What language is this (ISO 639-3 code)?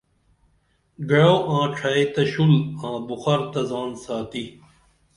dml